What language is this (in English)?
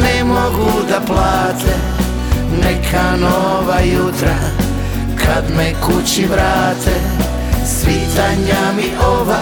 Croatian